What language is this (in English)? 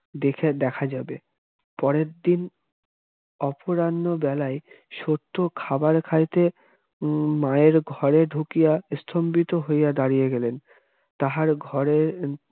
Bangla